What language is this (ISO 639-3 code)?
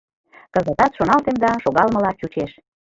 chm